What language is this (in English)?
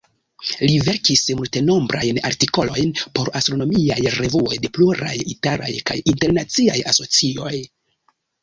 Esperanto